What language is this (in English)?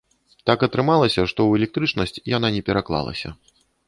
Belarusian